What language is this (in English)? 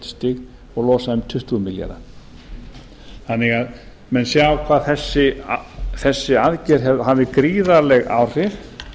Icelandic